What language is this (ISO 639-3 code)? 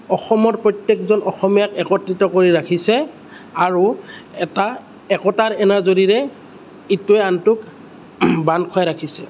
asm